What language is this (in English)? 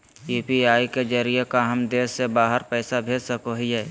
Magahi